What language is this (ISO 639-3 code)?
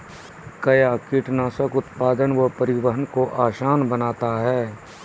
mai